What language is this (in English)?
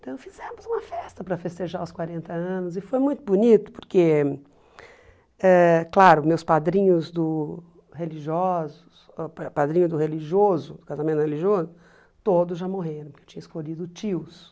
Portuguese